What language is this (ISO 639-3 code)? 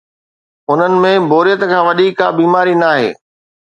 snd